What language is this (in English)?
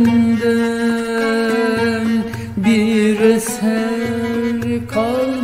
Turkish